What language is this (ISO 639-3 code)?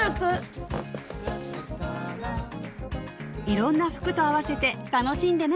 jpn